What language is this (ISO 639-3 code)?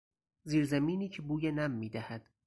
fas